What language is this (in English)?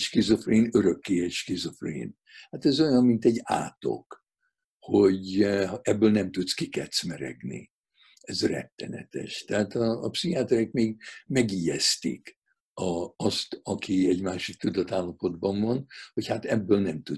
Hungarian